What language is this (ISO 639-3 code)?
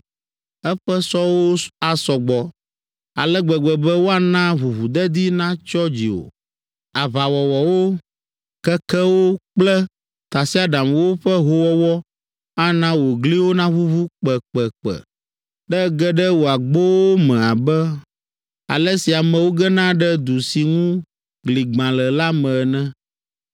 ewe